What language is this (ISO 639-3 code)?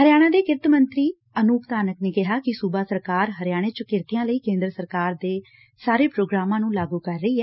pan